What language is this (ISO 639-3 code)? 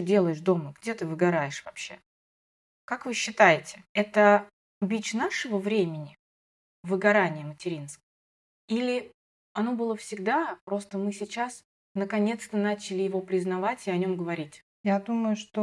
rus